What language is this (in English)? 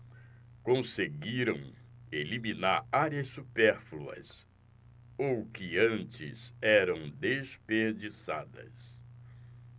Portuguese